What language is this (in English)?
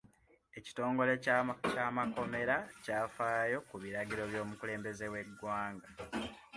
Ganda